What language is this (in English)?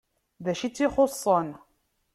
Kabyle